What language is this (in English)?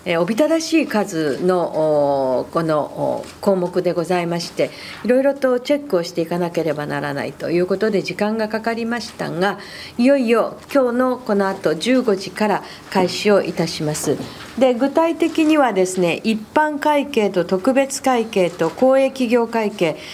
Japanese